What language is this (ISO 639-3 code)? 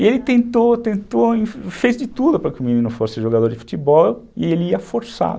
por